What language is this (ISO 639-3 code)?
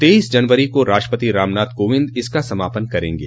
hin